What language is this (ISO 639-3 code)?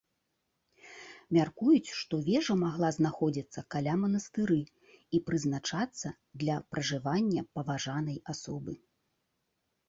bel